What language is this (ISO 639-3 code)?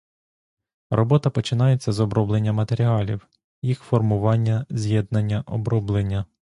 ukr